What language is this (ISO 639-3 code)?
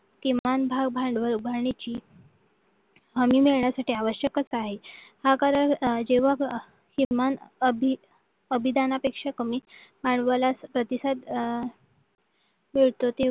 mar